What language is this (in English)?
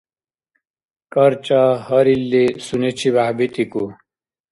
Dargwa